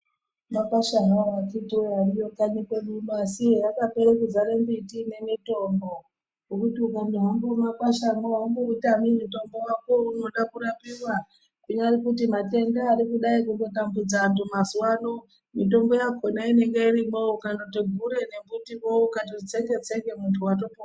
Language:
Ndau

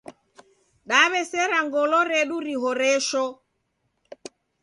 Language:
Taita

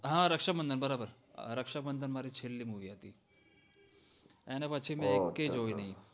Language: Gujarati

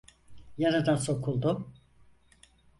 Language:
Turkish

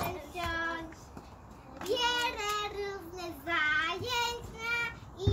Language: Polish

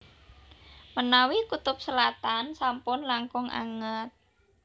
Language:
Javanese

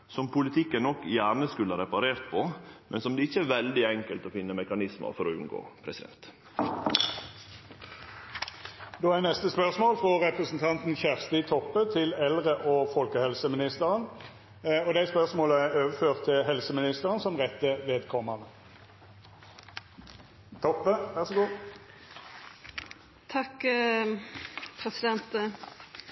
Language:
Norwegian Nynorsk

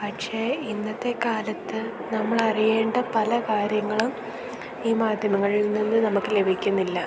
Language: Malayalam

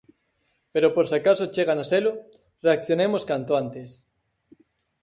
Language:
Galician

